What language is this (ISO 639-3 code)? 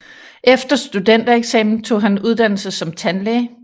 dan